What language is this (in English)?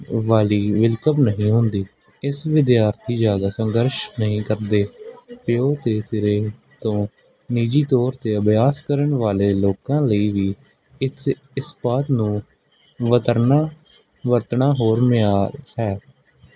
Punjabi